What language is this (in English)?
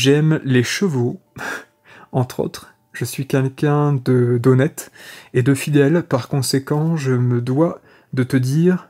French